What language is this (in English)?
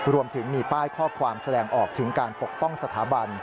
Thai